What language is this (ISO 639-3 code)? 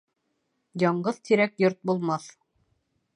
bak